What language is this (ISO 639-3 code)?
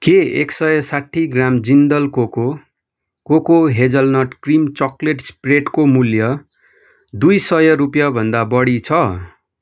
nep